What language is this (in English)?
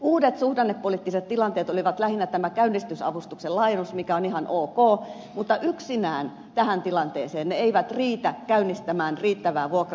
Finnish